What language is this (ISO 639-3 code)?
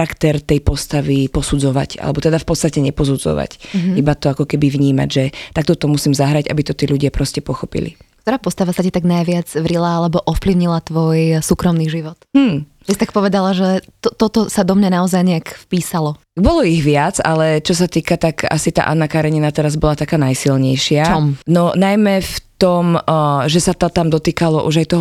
slk